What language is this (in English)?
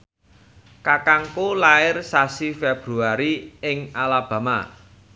Javanese